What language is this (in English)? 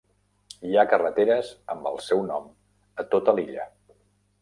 Catalan